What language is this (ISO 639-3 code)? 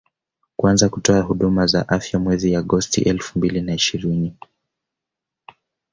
swa